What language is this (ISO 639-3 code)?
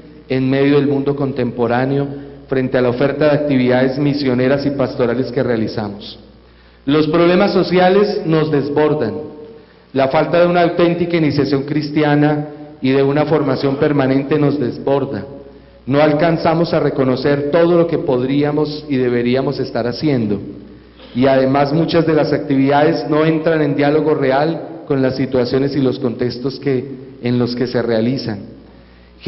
spa